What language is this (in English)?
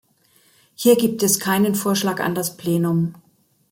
German